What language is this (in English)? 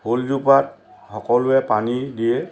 Assamese